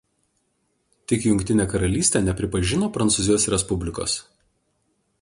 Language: Lithuanian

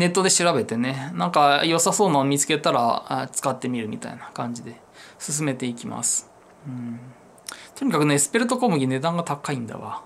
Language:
Japanese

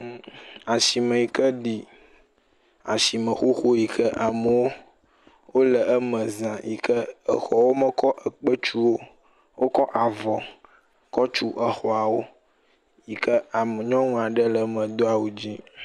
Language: Ewe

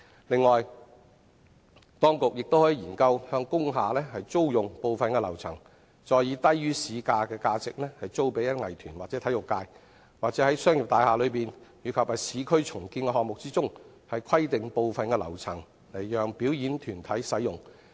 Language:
Cantonese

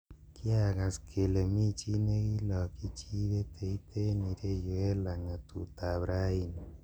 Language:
Kalenjin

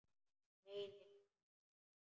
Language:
Icelandic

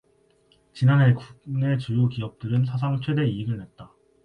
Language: Korean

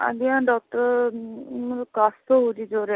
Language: Odia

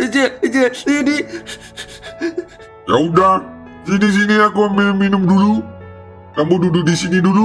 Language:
Indonesian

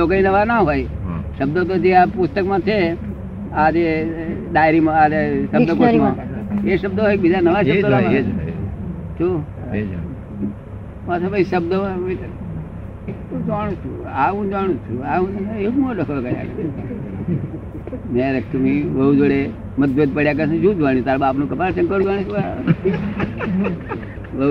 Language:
Gujarati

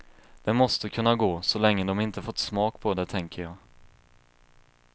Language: Swedish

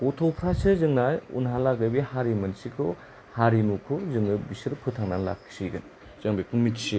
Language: Bodo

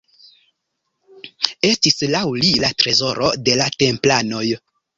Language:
Esperanto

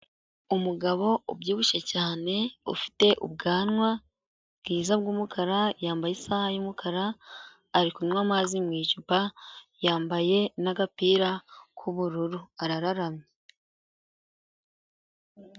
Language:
Kinyarwanda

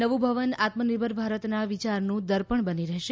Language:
Gujarati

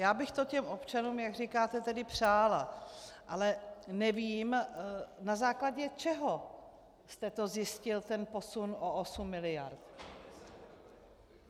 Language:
Czech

